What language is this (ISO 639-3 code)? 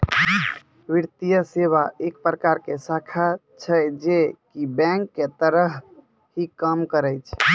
mai